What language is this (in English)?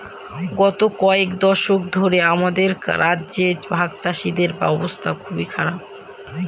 Bangla